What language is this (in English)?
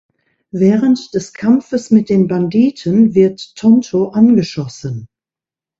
German